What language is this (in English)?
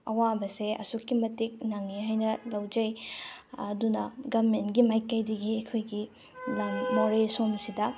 Manipuri